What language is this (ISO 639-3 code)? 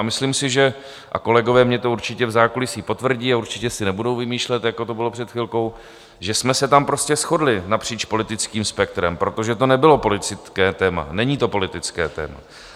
ces